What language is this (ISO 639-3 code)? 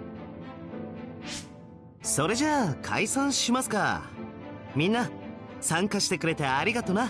jpn